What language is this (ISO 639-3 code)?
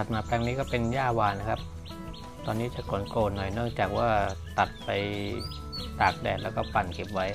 tha